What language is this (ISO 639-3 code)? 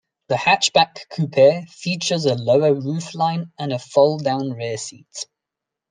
eng